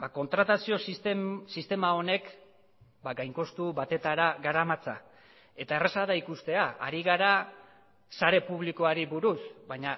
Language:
Basque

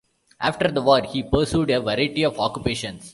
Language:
English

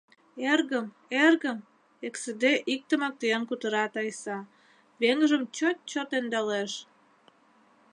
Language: Mari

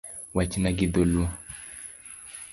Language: Luo (Kenya and Tanzania)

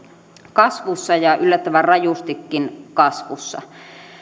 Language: Finnish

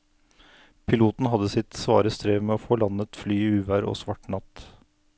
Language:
Norwegian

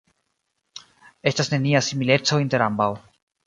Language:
Esperanto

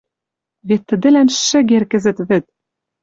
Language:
Western Mari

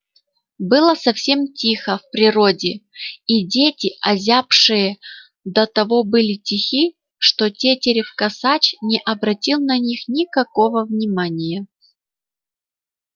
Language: Russian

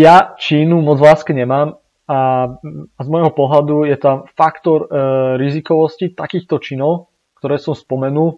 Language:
Slovak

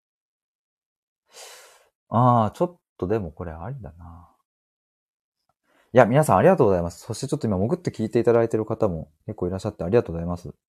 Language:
Japanese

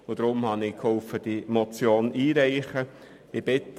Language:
Swiss German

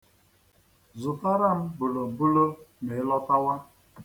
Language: Igbo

